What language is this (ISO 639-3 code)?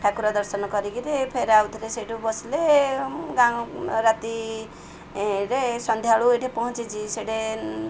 ori